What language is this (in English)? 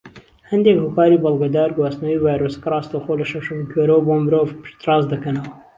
Central Kurdish